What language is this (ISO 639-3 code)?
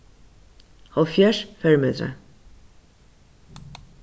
fao